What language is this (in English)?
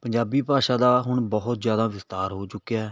Punjabi